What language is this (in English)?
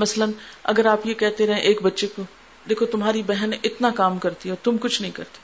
Urdu